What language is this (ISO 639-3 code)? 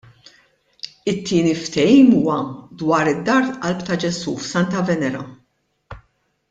mlt